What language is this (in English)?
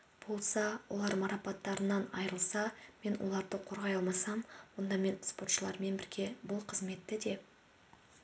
Kazakh